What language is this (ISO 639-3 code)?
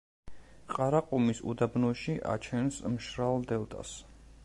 kat